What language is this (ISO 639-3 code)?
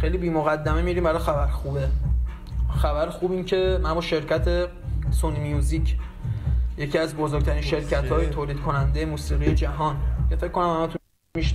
fas